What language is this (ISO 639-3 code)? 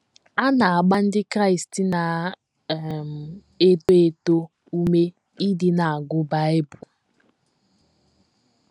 ibo